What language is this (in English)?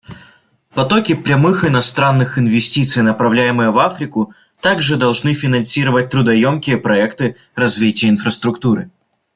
Russian